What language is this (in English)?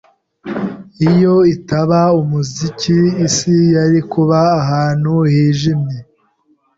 Kinyarwanda